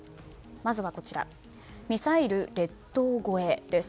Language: Japanese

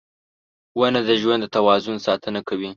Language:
Pashto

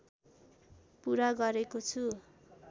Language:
Nepali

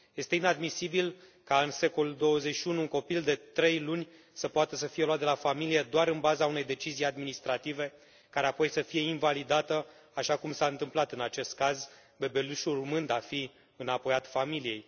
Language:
Romanian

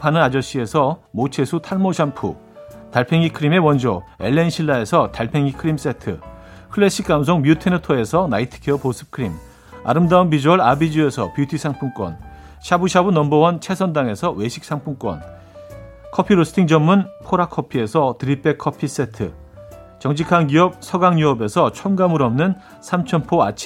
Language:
Korean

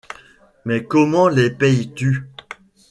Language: French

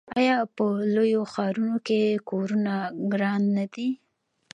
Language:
Pashto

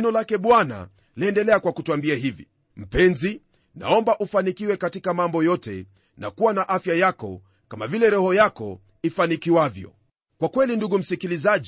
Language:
Swahili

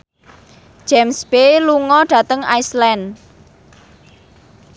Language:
Javanese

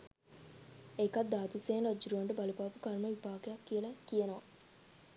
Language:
Sinhala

